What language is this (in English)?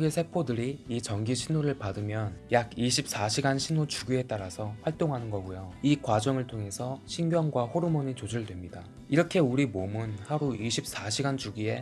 Korean